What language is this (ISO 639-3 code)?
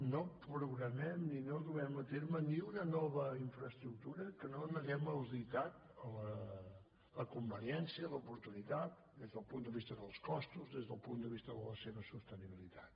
cat